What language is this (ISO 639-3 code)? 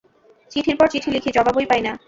ben